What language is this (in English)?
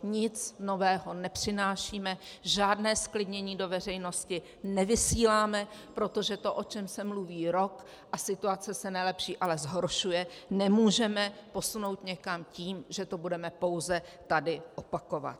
Czech